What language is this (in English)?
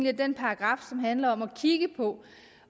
Danish